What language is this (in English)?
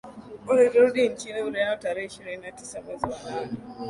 Swahili